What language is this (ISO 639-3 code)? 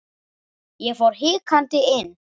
isl